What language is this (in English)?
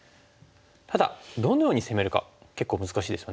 Japanese